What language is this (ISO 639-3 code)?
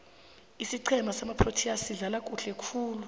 nbl